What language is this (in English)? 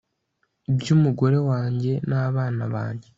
Kinyarwanda